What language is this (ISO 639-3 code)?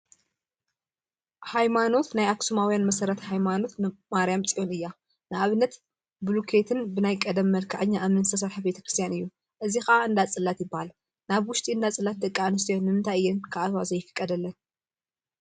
tir